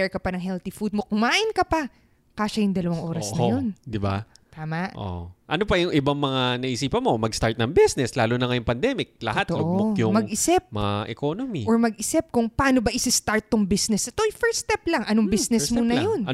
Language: Filipino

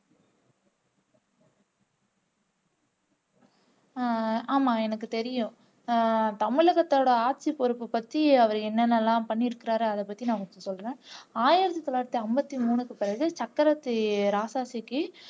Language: Tamil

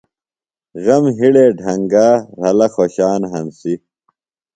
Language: Phalura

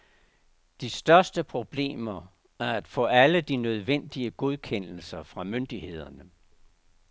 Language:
Danish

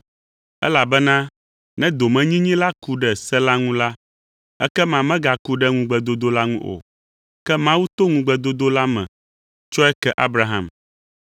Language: Ewe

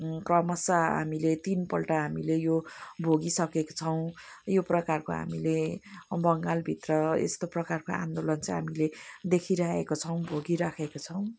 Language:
Nepali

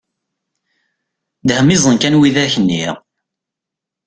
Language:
Kabyle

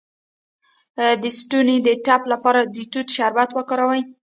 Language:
Pashto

